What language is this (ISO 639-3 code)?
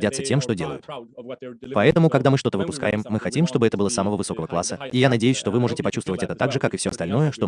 rus